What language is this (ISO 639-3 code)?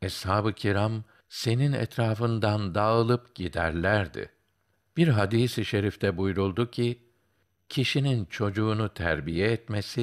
tur